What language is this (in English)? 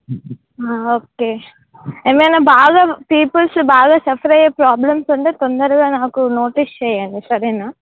Telugu